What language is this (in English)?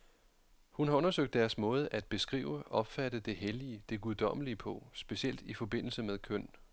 Danish